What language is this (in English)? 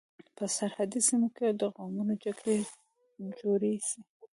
Pashto